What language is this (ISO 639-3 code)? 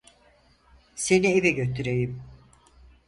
tur